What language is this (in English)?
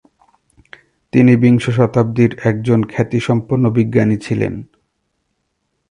Bangla